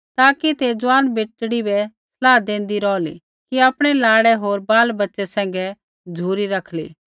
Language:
Kullu Pahari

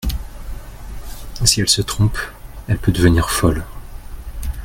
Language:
French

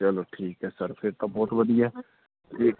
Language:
Punjabi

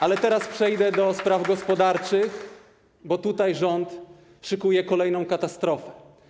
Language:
Polish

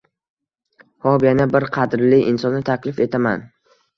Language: Uzbek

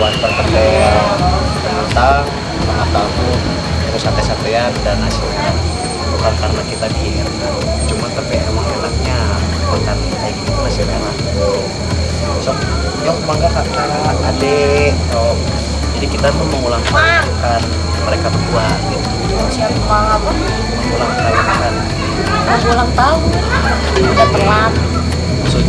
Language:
Indonesian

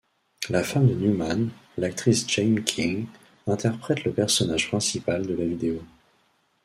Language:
French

